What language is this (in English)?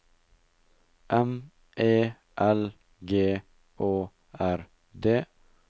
Norwegian